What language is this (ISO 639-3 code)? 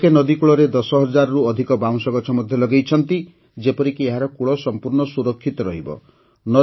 ori